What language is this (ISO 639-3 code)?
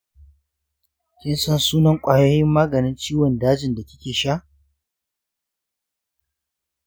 hau